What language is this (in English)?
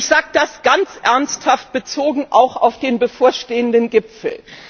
German